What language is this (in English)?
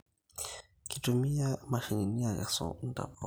Masai